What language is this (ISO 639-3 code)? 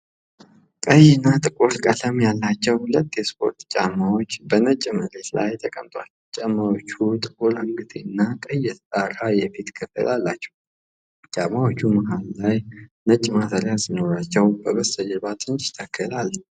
amh